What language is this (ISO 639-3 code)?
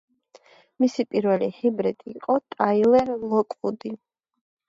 kat